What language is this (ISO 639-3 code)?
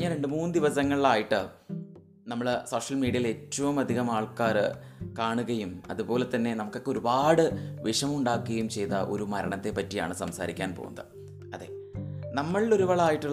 mal